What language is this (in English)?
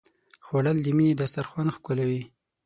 Pashto